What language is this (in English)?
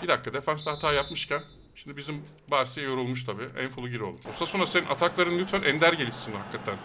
Turkish